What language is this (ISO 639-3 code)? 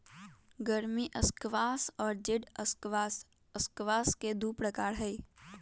mag